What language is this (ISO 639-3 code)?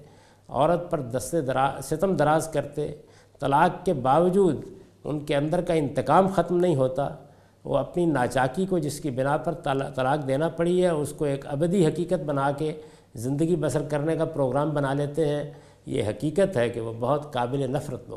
urd